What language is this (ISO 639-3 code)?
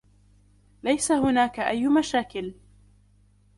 ara